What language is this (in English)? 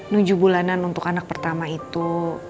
Indonesian